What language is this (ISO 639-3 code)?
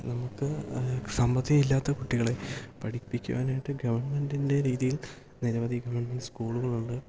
mal